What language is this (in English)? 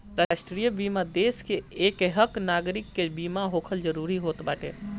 Bhojpuri